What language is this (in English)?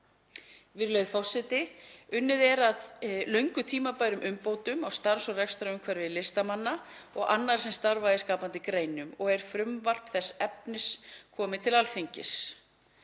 Icelandic